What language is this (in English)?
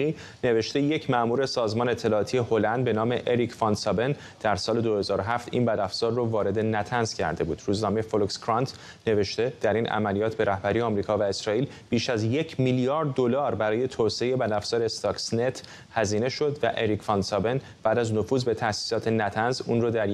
Persian